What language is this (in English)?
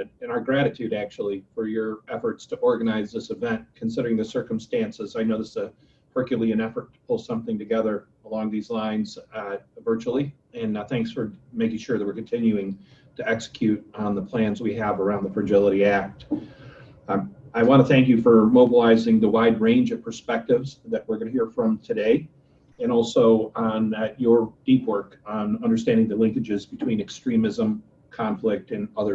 English